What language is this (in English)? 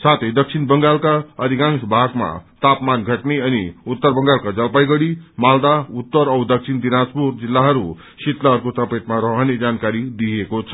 Nepali